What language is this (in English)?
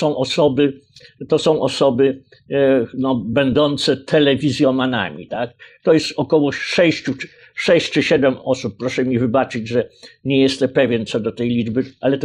Polish